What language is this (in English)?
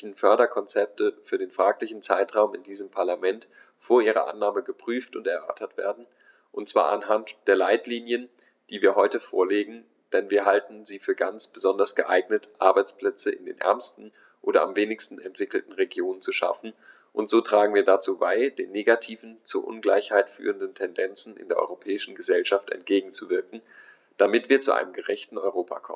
German